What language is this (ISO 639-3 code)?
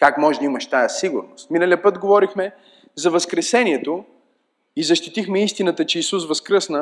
bul